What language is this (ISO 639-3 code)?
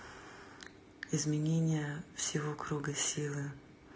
rus